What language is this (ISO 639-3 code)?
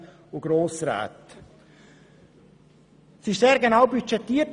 gsw